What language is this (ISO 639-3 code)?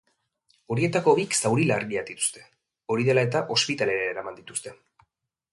eus